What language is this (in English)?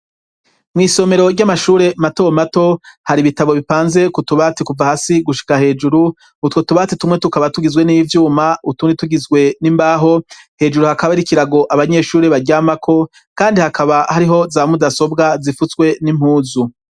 Rundi